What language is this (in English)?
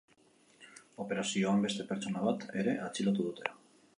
Basque